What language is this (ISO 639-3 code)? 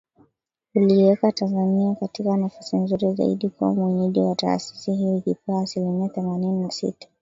swa